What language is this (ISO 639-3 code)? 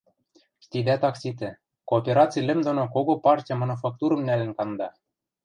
mrj